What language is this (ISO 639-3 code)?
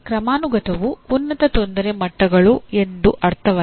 kan